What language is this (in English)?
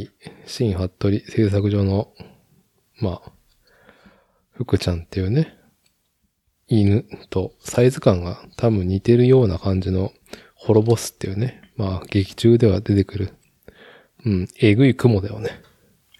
Japanese